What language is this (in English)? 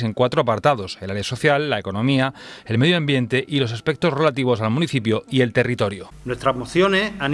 Spanish